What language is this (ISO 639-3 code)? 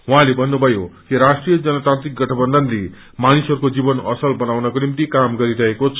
nep